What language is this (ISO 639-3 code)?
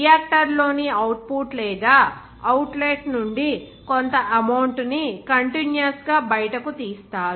tel